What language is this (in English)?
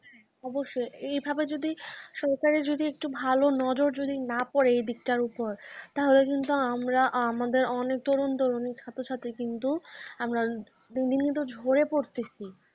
Bangla